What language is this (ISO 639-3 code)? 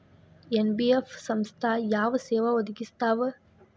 kan